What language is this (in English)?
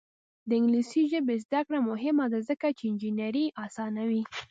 Pashto